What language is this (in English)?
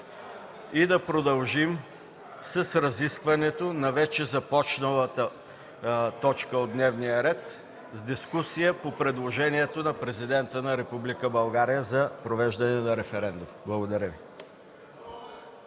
Bulgarian